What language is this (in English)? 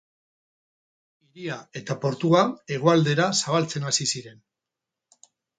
Basque